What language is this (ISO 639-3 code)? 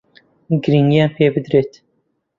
ckb